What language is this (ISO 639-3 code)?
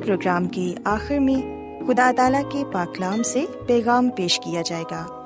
urd